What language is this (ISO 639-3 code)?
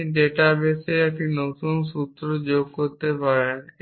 ben